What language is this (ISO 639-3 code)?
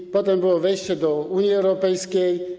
pol